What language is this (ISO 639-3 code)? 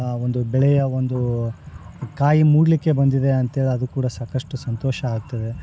kan